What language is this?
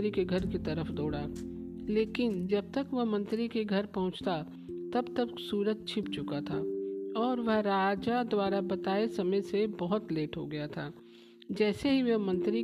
Hindi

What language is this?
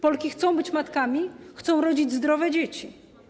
Polish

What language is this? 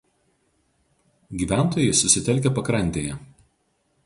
Lithuanian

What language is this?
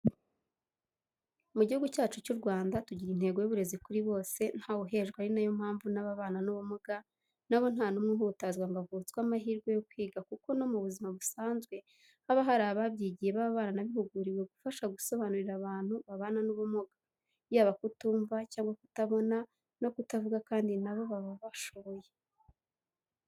Kinyarwanda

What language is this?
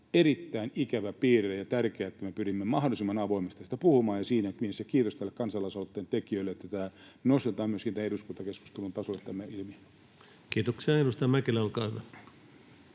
Finnish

